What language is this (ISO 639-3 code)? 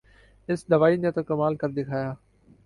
urd